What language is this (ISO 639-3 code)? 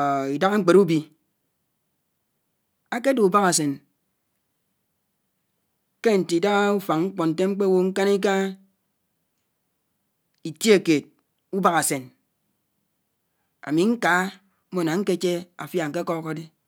anw